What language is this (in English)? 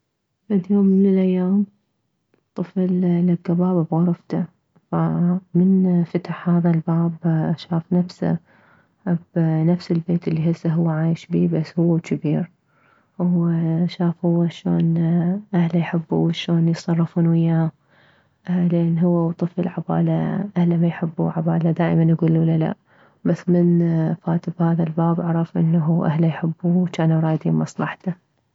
Mesopotamian Arabic